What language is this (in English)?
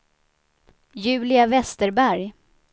Swedish